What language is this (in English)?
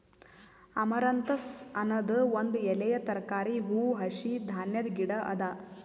Kannada